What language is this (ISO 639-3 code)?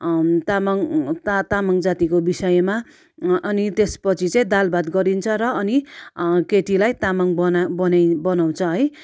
nep